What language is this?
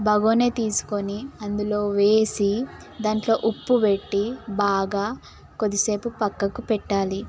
Telugu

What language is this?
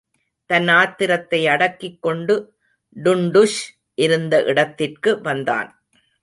Tamil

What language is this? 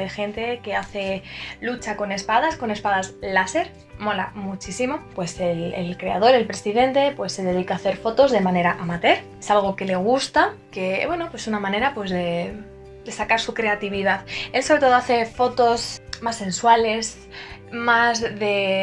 Spanish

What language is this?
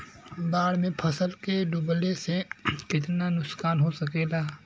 Bhojpuri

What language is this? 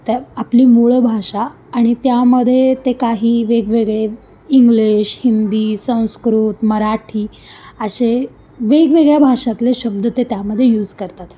Marathi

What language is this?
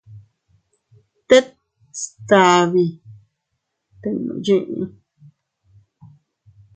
Teutila Cuicatec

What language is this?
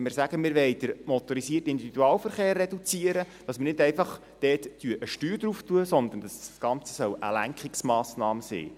Swiss German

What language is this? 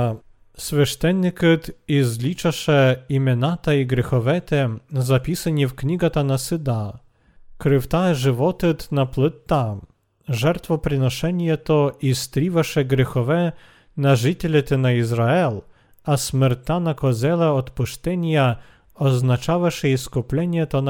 Bulgarian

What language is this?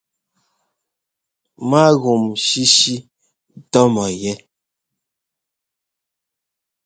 Ngomba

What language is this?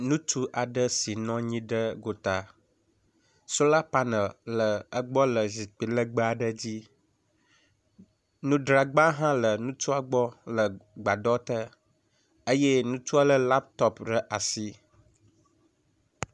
Ewe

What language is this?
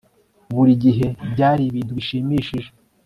Kinyarwanda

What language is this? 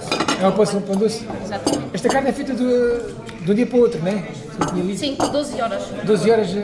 Portuguese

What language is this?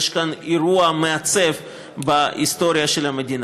Hebrew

